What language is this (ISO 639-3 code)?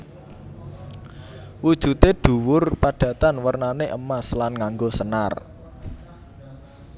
jav